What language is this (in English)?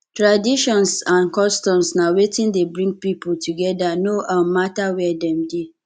Nigerian Pidgin